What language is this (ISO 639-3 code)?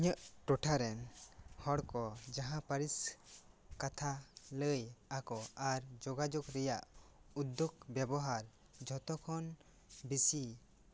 sat